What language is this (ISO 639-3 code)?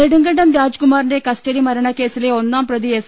mal